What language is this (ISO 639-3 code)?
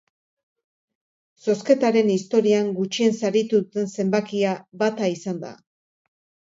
eus